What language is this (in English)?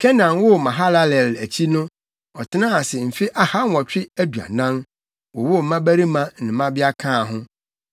Akan